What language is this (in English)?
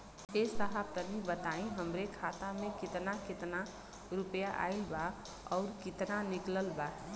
Bhojpuri